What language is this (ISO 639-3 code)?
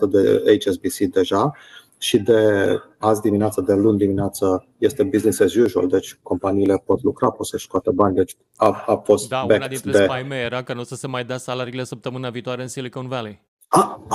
ron